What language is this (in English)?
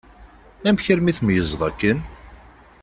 Kabyle